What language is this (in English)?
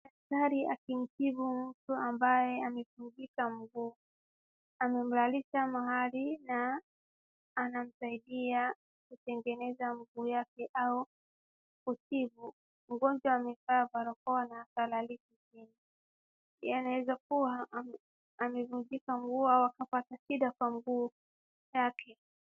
Swahili